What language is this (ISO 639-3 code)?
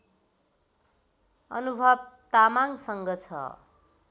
nep